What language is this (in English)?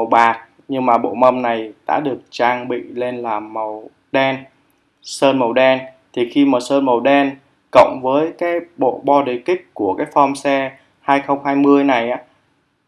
Vietnamese